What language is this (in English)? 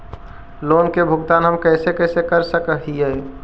Magahi